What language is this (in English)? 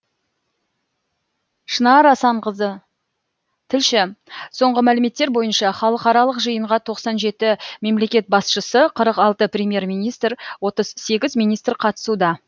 Kazakh